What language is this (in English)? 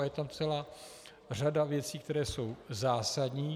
Czech